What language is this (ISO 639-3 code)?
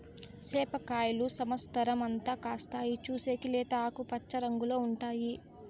tel